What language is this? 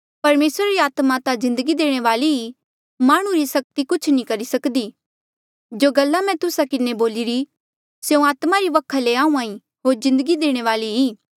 Mandeali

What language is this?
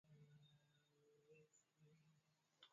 Swahili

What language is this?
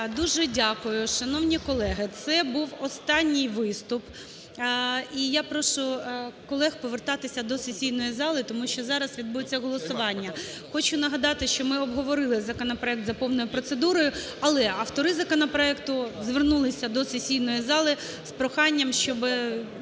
Ukrainian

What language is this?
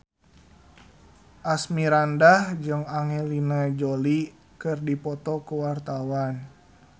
Sundanese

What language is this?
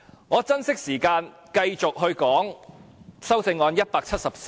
Cantonese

